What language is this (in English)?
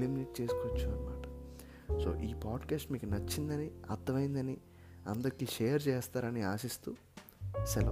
Telugu